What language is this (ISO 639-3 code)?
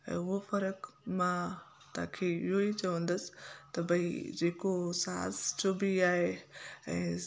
snd